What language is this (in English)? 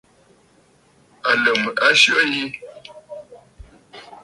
Bafut